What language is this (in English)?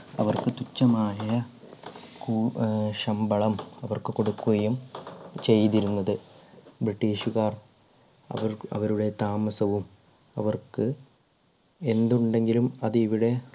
Malayalam